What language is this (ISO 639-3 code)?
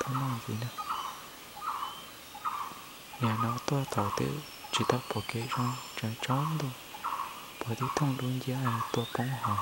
vie